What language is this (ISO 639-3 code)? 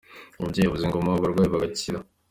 kin